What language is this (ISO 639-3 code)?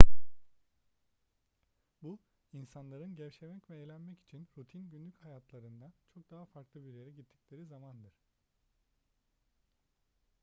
tur